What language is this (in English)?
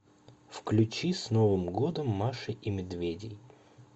Russian